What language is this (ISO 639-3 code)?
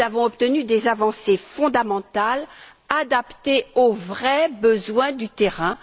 fra